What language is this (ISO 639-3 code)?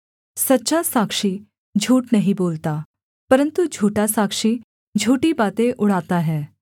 hin